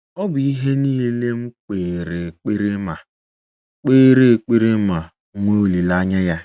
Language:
Igbo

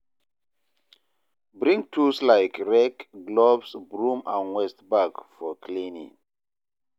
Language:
Nigerian Pidgin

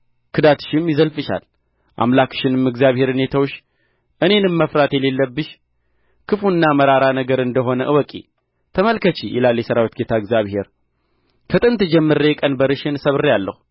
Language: Amharic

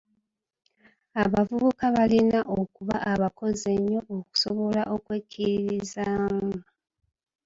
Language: Ganda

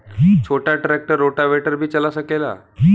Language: Bhojpuri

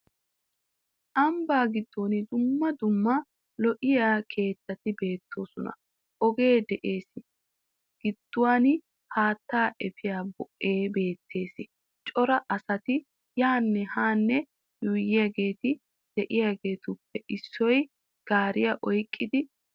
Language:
Wolaytta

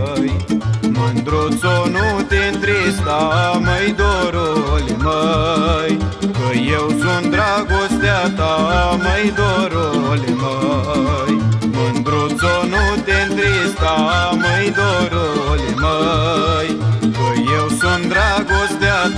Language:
Romanian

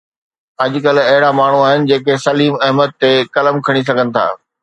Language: Sindhi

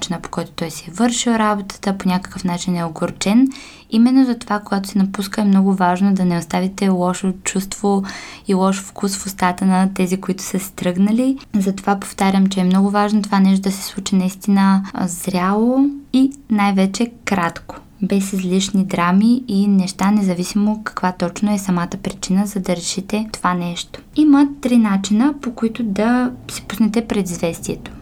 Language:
Bulgarian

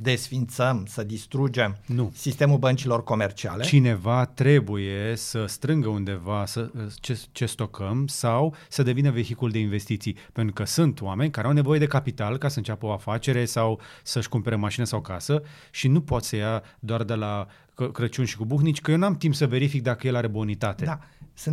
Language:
Romanian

